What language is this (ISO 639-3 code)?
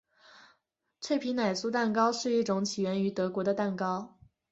zho